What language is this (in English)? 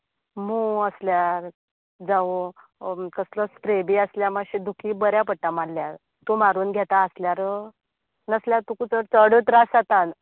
Konkani